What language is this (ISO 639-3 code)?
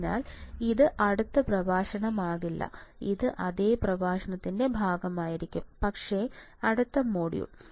mal